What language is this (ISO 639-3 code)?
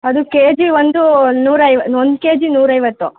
kan